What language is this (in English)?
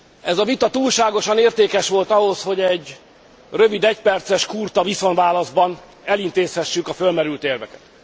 Hungarian